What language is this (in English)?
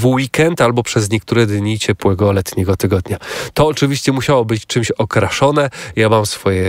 Polish